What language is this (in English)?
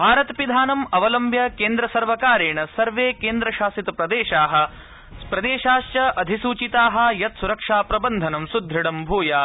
Sanskrit